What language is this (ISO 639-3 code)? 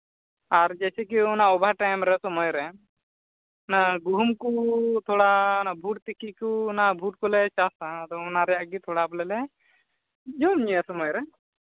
sat